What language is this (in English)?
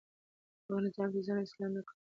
Pashto